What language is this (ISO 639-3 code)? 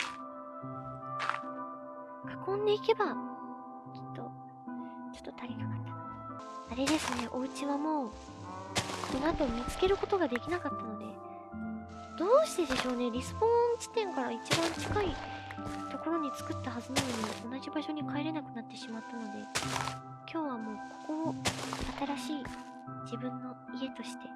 jpn